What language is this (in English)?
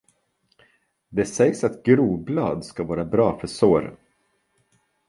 Swedish